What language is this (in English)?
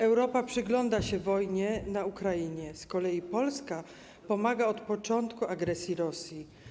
Polish